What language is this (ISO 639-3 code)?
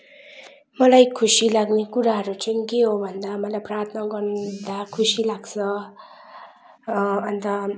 nep